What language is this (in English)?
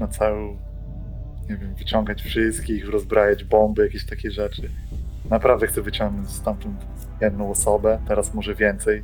Polish